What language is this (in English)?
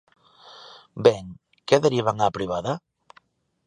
Galician